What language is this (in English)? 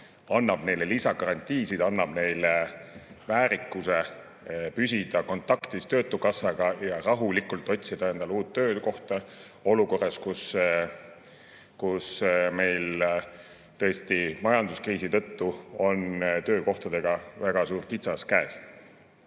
Estonian